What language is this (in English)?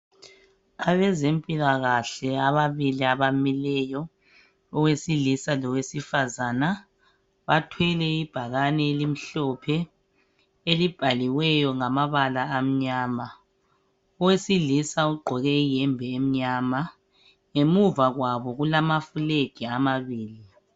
North Ndebele